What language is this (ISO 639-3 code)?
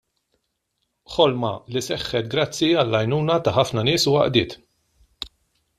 mlt